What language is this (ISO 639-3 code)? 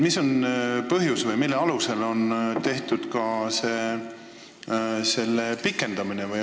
est